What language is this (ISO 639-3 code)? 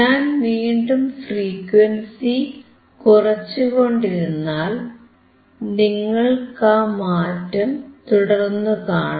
mal